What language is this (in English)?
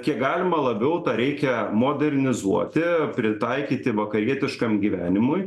Lithuanian